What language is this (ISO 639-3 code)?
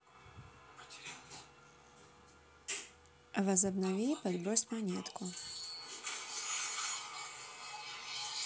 rus